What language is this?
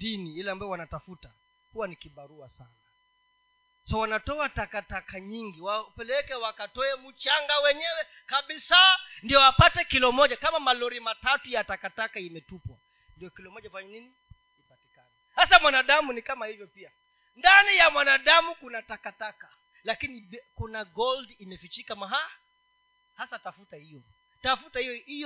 Swahili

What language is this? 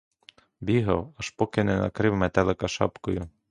Ukrainian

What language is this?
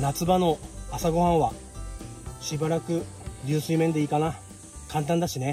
Japanese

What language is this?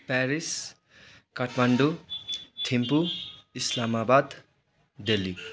Nepali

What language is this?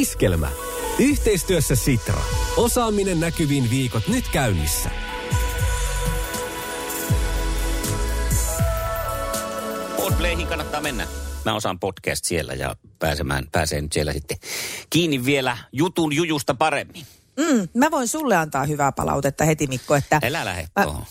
Finnish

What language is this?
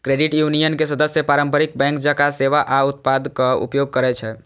Maithili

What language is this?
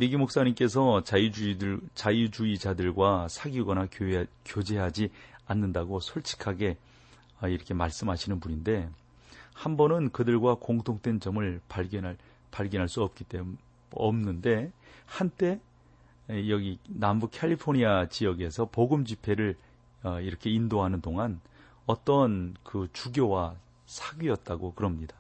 Korean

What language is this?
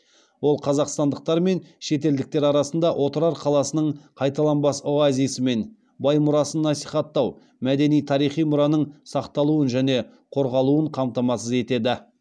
Kazakh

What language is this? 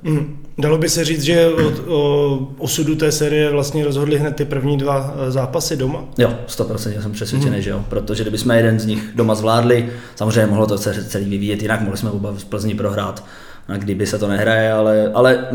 Czech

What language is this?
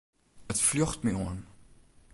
Western Frisian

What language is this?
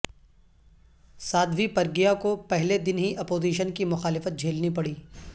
Urdu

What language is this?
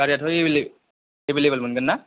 Bodo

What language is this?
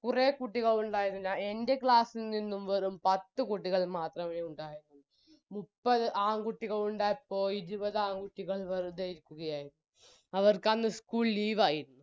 Malayalam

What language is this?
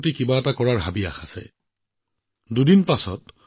Assamese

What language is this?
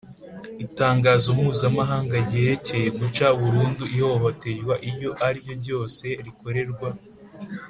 Kinyarwanda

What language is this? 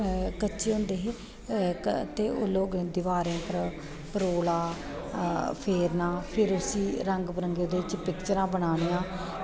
Dogri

